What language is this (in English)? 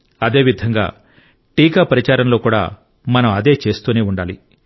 Telugu